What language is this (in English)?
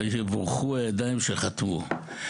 Hebrew